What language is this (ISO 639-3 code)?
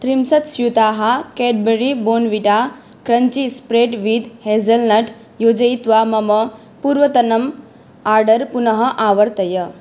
san